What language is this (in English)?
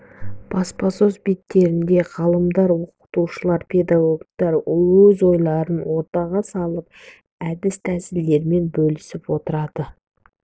Kazakh